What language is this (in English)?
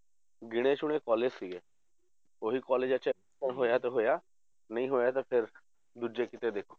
Punjabi